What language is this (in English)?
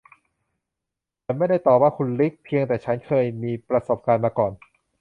Thai